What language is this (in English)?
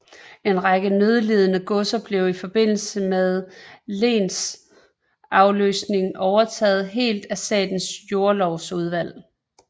Danish